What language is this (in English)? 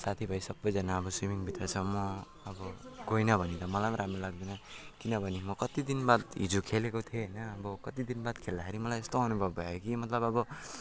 Nepali